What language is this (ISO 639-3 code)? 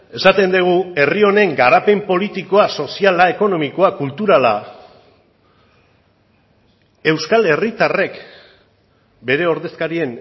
eus